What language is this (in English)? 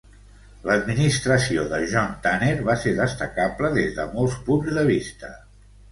Catalan